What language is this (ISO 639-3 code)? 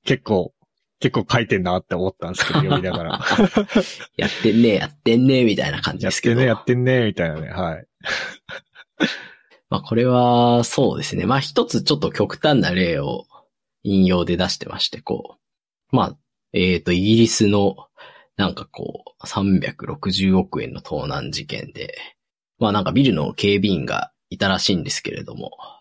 jpn